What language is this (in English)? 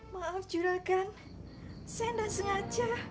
Indonesian